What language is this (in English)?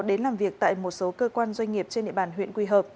Vietnamese